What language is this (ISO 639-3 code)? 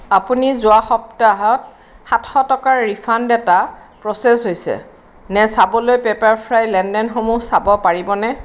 asm